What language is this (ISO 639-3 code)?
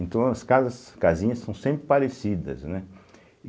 por